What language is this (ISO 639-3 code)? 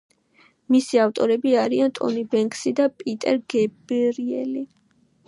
kat